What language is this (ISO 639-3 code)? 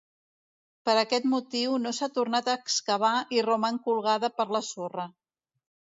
cat